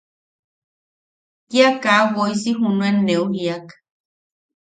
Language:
Yaqui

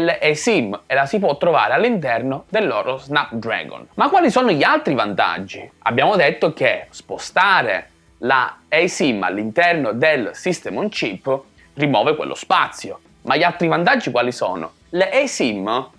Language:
Italian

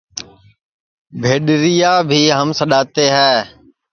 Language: Sansi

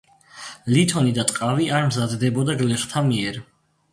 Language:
Georgian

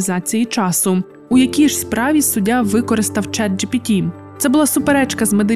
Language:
Ukrainian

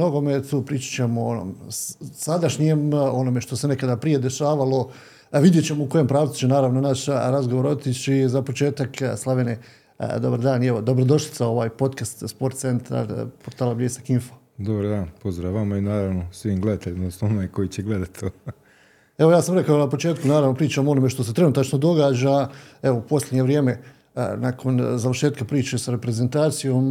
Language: Croatian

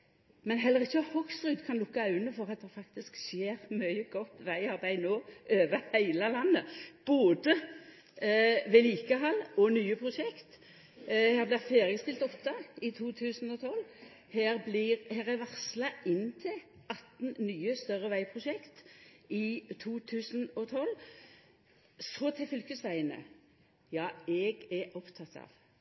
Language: Norwegian Nynorsk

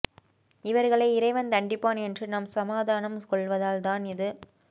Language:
Tamil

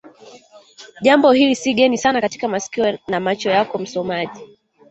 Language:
Swahili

